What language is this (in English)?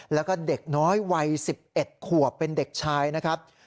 Thai